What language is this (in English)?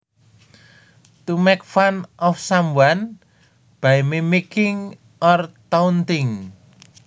Javanese